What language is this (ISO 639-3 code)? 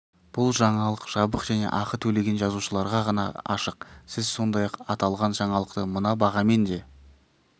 kaz